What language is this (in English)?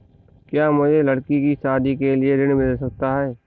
Hindi